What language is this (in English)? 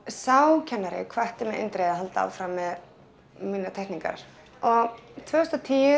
Icelandic